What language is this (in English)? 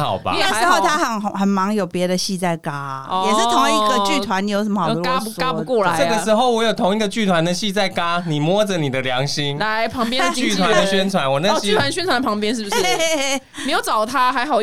Chinese